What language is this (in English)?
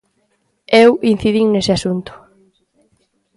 Galician